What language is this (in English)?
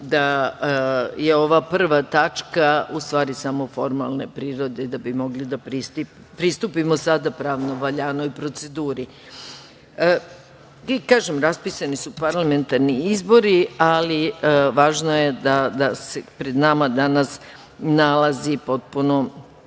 Serbian